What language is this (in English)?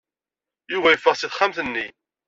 Kabyle